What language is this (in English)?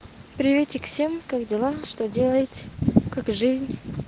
Russian